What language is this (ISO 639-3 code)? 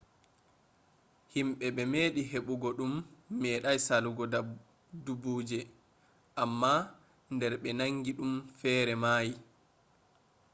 ful